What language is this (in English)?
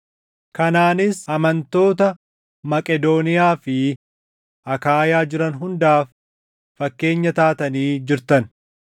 Oromo